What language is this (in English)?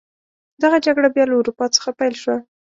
Pashto